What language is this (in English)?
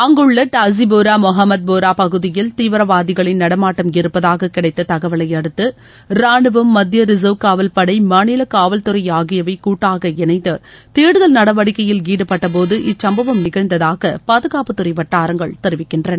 Tamil